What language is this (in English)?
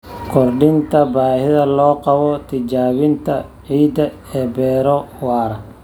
Somali